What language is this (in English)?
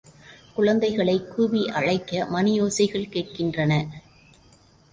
Tamil